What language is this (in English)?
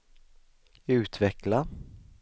Swedish